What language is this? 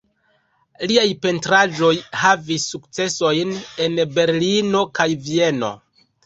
Esperanto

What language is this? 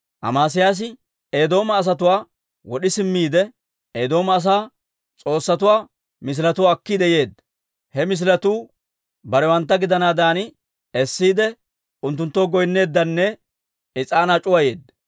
Dawro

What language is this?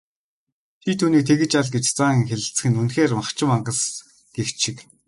Mongolian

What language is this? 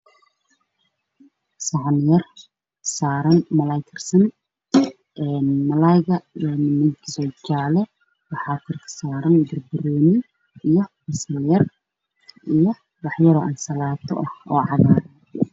Somali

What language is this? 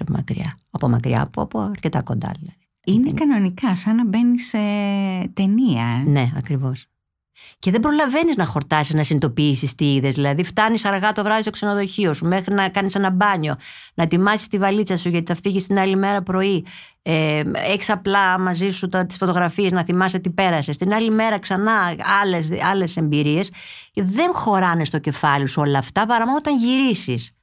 Greek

